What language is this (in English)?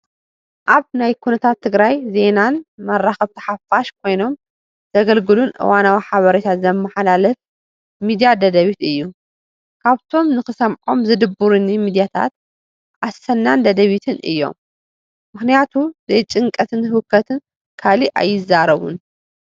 Tigrinya